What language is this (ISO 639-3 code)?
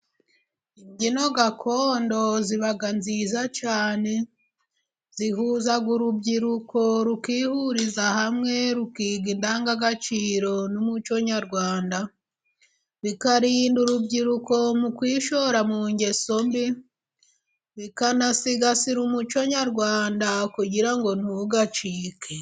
kin